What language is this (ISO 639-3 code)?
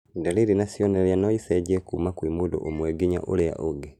kik